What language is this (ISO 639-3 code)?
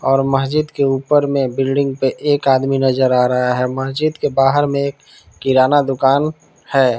hin